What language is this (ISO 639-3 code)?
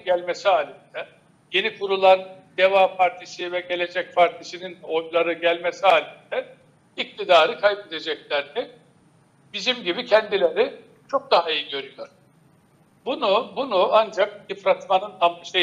tur